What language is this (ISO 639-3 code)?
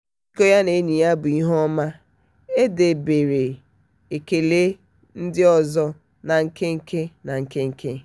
ibo